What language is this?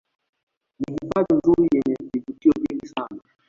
Swahili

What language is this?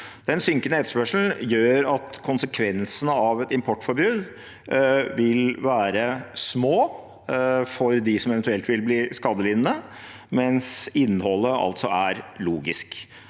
Norwegian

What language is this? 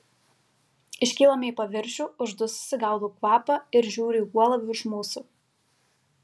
Lithuanian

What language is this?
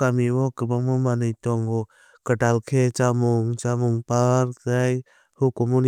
Kok Borok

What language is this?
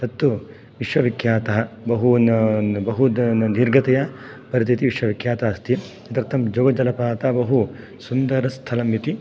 Sanskrit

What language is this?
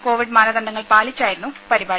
Malayalam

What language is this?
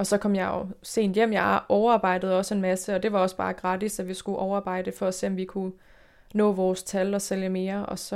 Danish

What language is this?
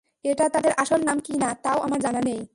Bangla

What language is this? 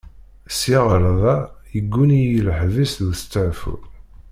Kabyle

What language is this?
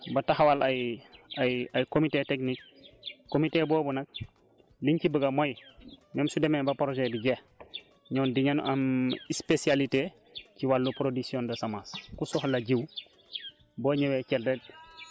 Wolof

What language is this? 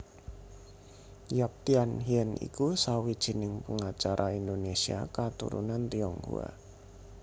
Javanese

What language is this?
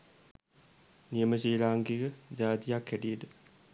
Sinhala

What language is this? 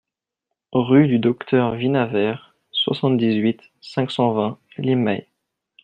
French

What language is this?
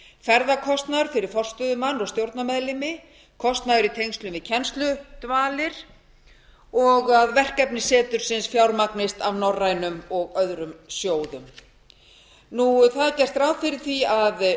Icelandic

